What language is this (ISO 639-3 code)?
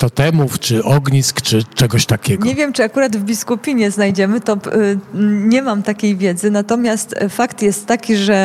pol